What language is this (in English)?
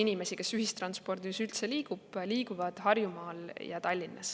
Estonian